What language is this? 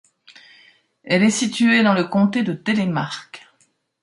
French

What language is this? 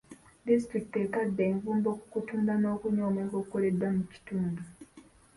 Ganda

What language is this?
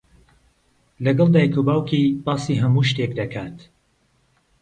Central Kurdish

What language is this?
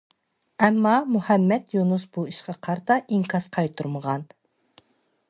Uyghur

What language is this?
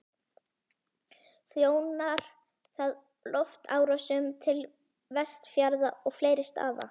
Icelandic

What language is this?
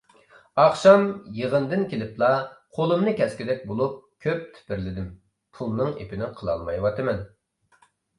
Uyghur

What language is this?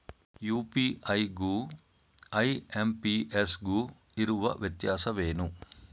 Kannada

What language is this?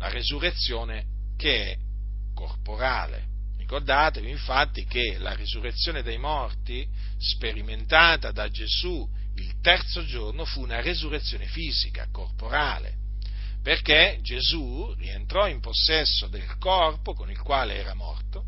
Italian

